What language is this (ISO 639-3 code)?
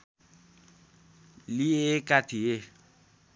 nep